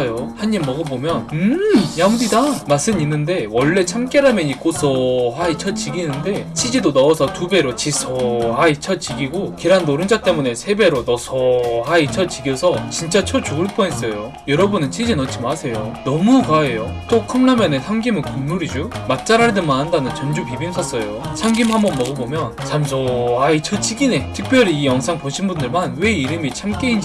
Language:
Korean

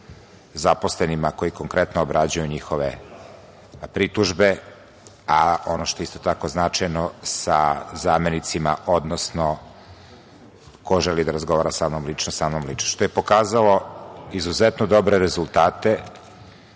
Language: Serbian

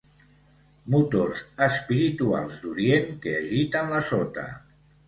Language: Catalan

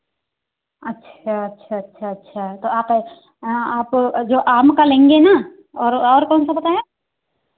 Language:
Hindi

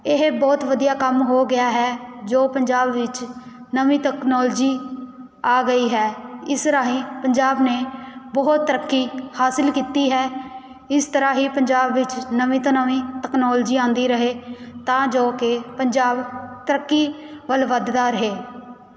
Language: Punjabi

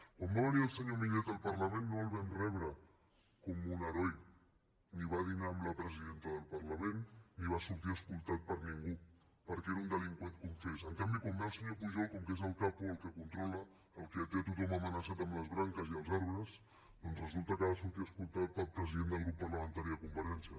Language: Catalan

